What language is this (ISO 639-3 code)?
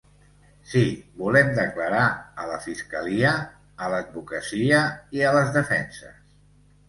cat